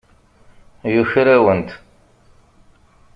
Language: Kabyle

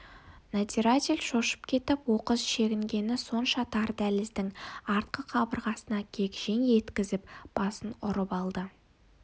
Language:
Kazakh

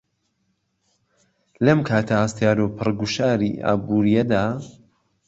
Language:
Central Kurdish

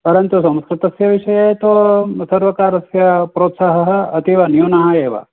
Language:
Sanskrit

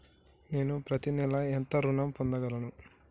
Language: Telugu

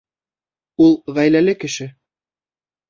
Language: Bashkir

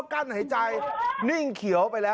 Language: Thai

